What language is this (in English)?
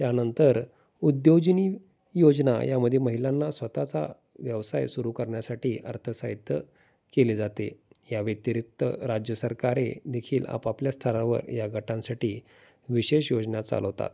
Marathi